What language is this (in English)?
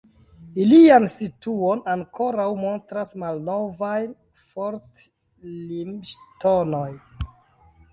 Esperanto